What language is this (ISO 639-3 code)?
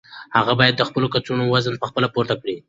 pus